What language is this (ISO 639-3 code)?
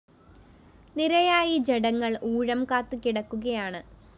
mal